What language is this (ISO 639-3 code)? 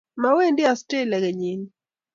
kln